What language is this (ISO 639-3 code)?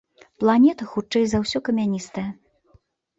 bel